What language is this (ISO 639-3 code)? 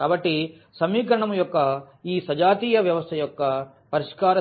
tel